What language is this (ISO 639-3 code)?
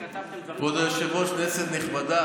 heb